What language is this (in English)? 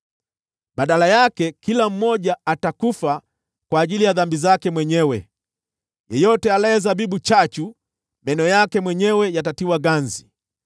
Swahili